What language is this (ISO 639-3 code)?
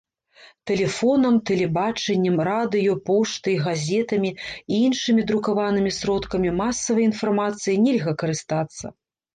bel